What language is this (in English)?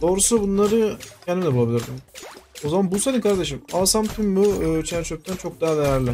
Turkish